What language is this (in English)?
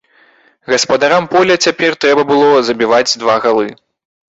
Belarusian